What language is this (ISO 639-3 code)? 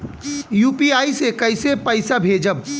bho